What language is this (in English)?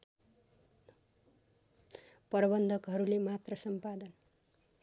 Nepali